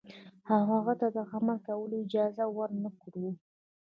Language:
Pashto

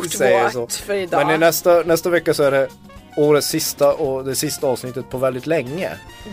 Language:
Swedish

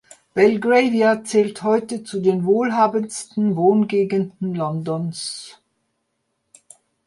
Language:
German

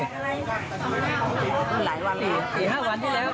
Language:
Thai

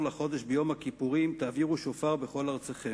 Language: Hebrew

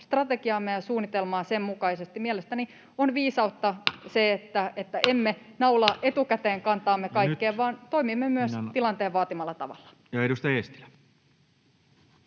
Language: Finnish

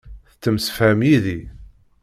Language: Kabyle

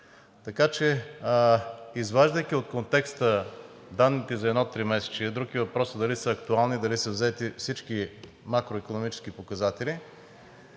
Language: Bulgarian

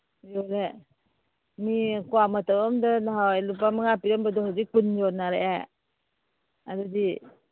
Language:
Manipuri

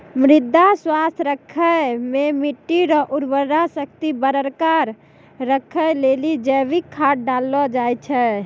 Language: Maithili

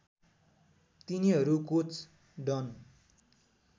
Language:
Nepali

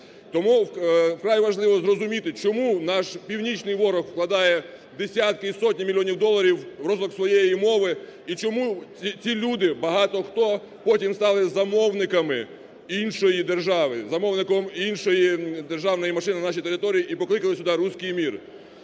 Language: Ukrainian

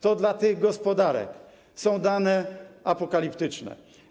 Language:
Polish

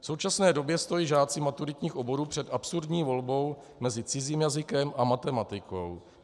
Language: Czech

